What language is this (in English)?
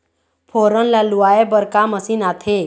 Chhattisgarhi